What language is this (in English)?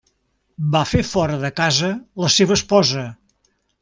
Catalan